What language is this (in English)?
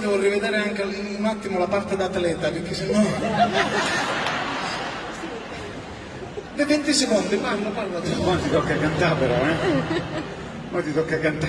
Italian